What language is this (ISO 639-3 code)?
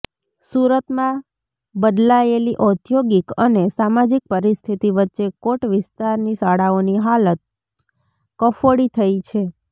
guj